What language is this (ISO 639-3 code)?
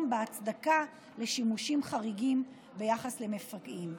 heb